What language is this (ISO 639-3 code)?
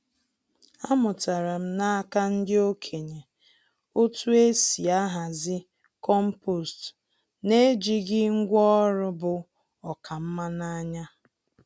ibo